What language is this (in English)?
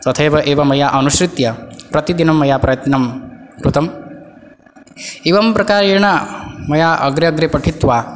Sanskrit